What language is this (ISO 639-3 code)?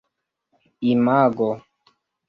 epo